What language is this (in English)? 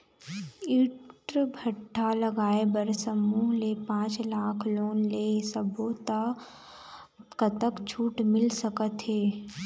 Chhattisgarhi